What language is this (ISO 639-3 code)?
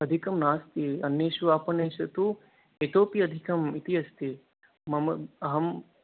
san